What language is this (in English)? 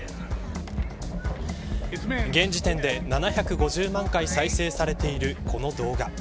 Japanese